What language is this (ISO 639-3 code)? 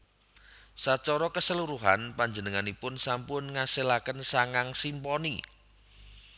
jav